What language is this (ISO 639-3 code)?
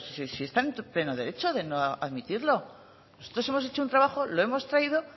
spa